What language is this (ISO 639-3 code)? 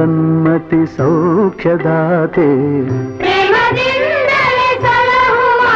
kan